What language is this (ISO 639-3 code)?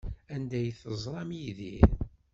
kab